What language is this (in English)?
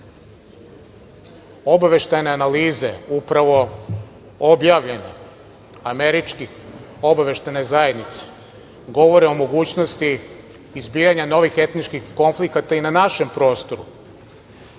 Serbian